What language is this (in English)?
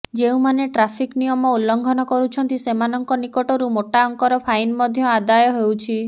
Odia